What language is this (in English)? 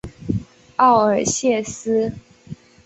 Chinese